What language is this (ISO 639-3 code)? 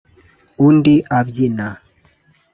kin